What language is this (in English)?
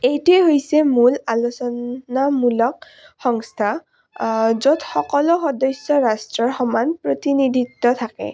Assamese